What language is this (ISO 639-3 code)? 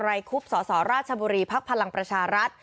tha